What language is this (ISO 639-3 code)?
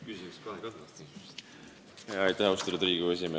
est